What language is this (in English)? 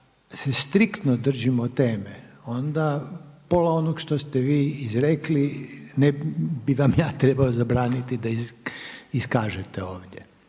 Croatian